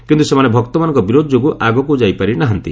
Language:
Odia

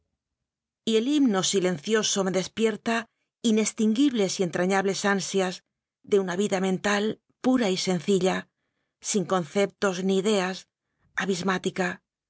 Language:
Spanish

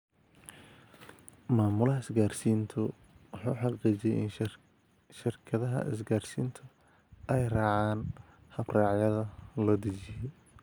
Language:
Somali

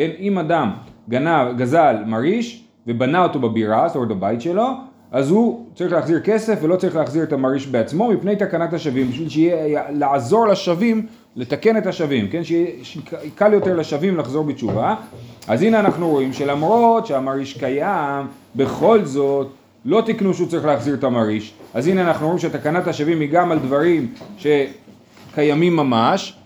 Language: Hebrew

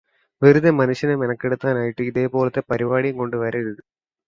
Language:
Malayalam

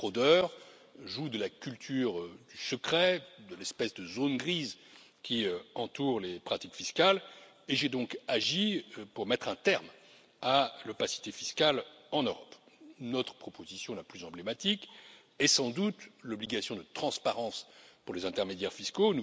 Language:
French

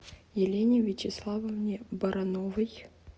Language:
Russian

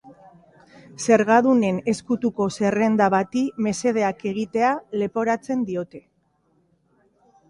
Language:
Basque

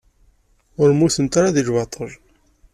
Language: Kabyle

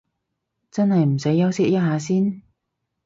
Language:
Cantonese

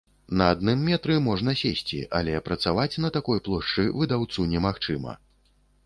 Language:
Belarusian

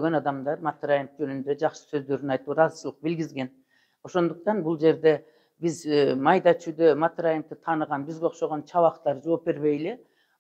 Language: Turkish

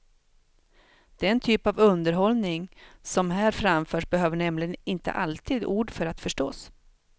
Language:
Swedish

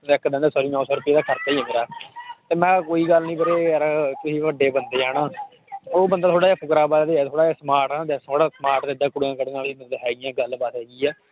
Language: Punjabi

